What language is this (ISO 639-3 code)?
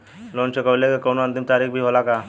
bho